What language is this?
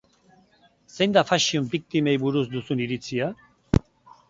Basque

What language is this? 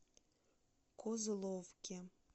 Russian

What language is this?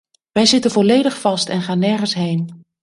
Dutch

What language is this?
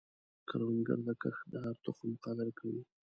Pashto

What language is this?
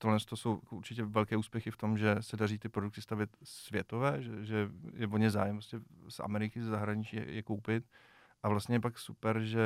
Czech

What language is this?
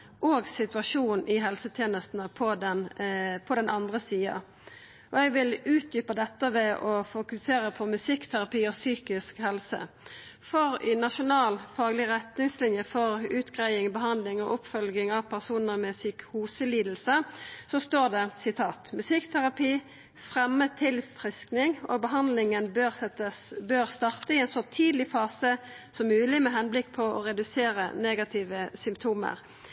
Norwegian Nynorsk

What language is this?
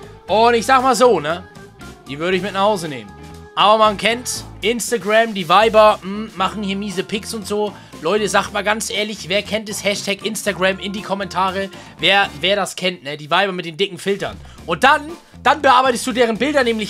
German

